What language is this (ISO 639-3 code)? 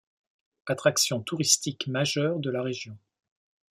fra